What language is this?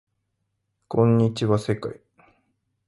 Japanese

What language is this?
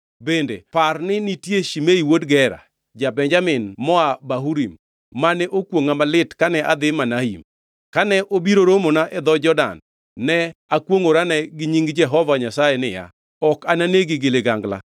Luo (Kenya and Tanzania)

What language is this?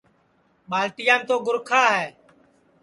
Sansi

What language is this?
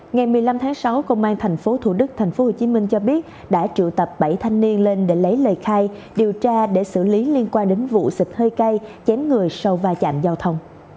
Vietnamese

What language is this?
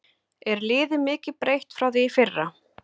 Icelandic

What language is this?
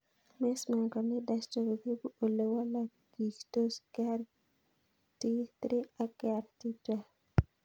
Kalenjin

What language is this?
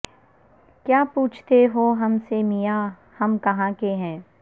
Urdu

